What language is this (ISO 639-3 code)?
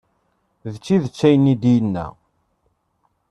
kab